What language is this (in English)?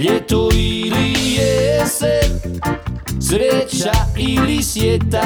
Croatian